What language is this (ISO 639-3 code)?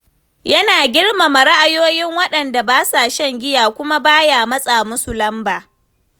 hau